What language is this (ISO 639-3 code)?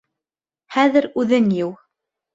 bak